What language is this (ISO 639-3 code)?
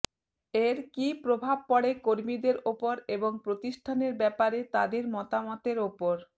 ben